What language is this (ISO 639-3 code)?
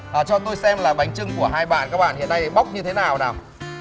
vie